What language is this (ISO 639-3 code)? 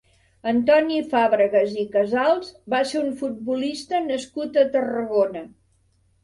cat